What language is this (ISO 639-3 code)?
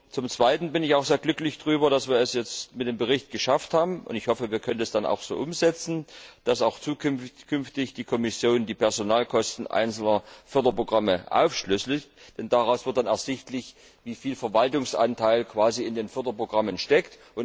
deu